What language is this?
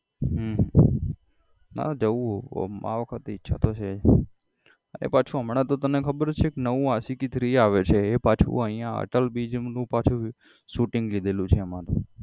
Gujarati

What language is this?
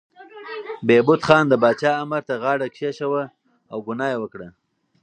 Pashto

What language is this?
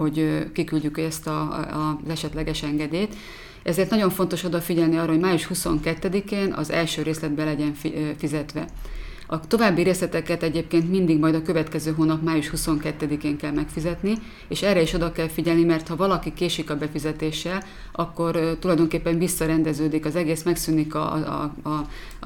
Hungarian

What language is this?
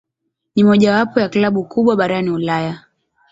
Swahili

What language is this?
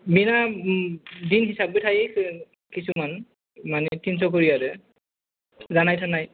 Bodo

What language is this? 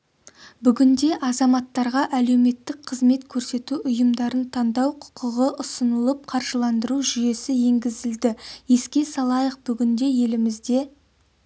Kazakh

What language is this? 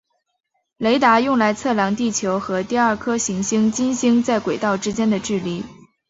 Chinese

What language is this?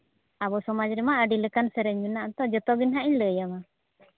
Santali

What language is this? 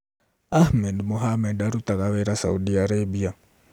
Kikuyu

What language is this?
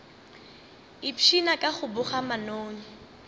Northern Sotho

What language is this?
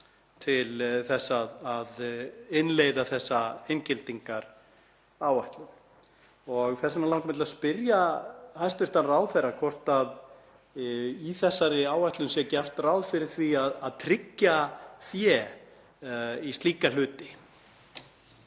Icelandic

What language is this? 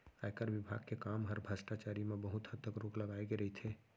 Chhattisgarhi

